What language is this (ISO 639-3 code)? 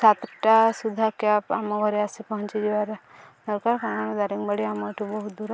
ori